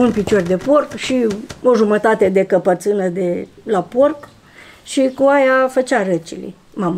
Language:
Romanian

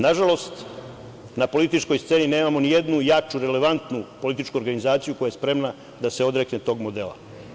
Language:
Serbian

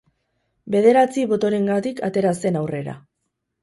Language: Basque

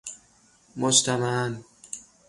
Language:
Persian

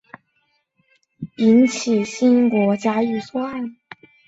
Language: Chinese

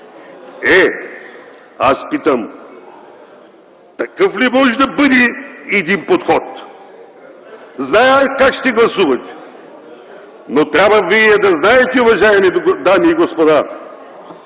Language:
Bulgarian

